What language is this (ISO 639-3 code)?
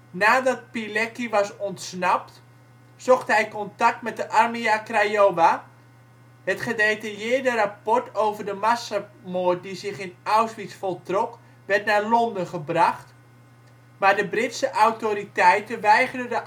nld